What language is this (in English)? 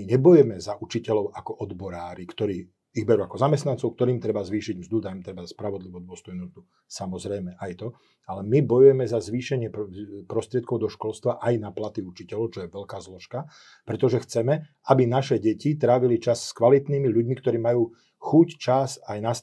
Slovak